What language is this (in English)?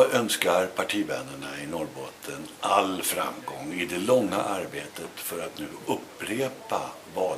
Swedish